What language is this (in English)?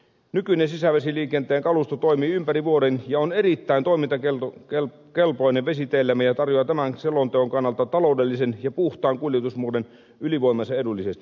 Finnish